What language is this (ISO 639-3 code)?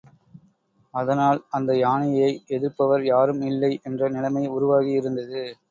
tam